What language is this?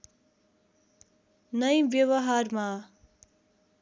Nepali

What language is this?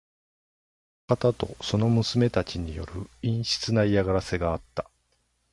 Japanese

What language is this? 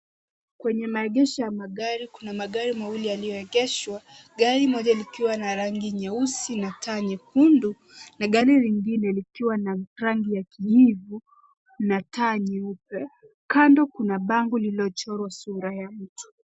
Swahili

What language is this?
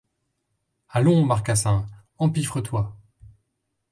French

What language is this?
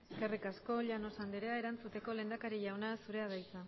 Basque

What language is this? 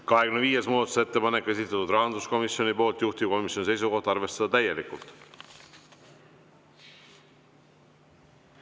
Estonian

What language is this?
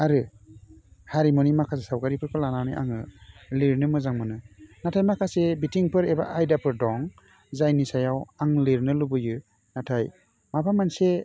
Bodo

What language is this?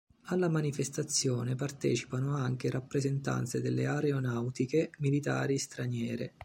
Italian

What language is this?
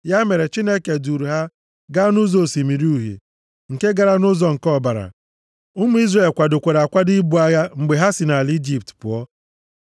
Igbo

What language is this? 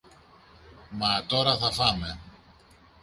Greek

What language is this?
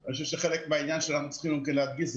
Hebrew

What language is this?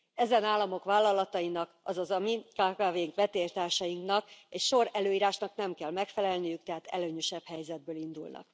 Hungarian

